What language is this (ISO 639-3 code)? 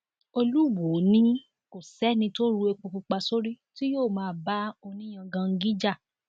yor